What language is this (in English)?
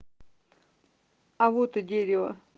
Russian